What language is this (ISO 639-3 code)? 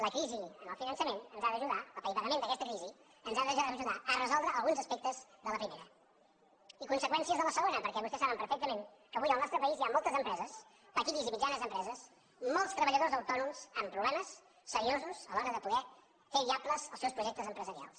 cat